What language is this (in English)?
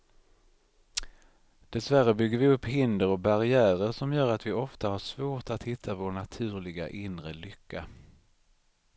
Swedish